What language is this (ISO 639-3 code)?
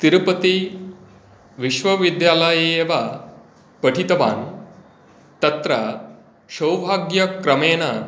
san